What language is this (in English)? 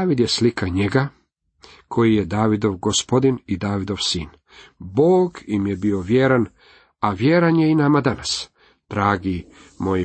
Croatian